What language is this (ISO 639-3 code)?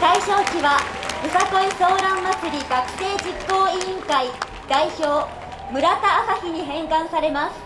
jpn